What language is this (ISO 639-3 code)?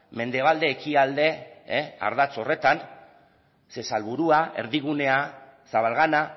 eus